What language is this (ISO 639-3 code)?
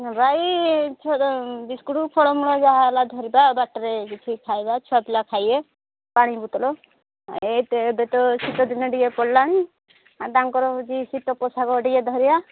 ori